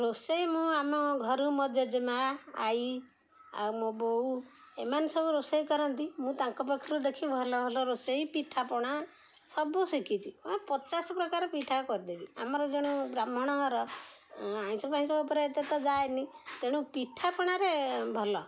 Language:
Odia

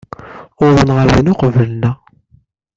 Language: Kabyle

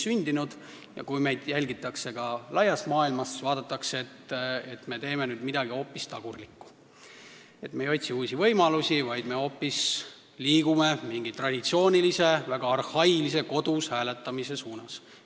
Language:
Estonian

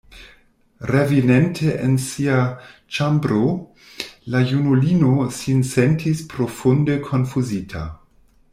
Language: Esperanto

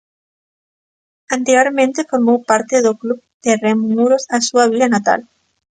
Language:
Galician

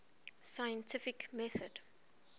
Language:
English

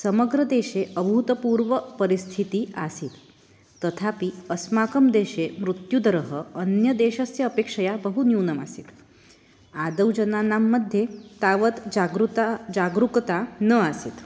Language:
Sanskrit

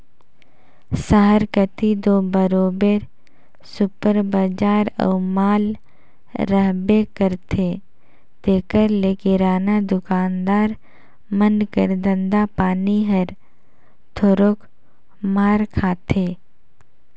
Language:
Chhattisgarhi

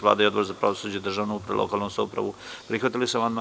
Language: Serbian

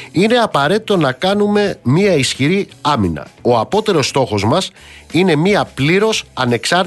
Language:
Greek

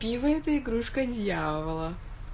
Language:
Russian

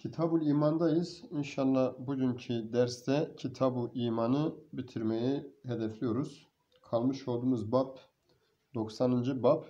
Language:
Turkish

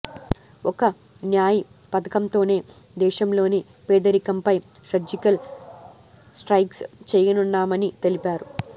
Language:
Telugu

